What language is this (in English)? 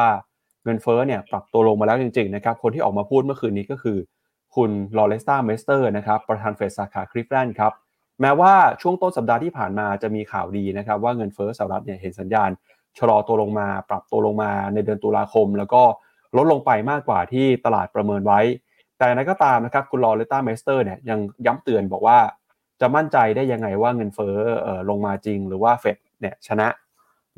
Thai